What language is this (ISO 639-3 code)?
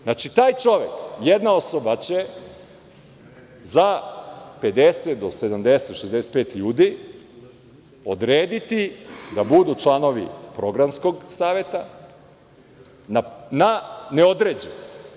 srp